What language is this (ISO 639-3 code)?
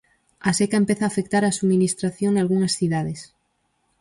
glg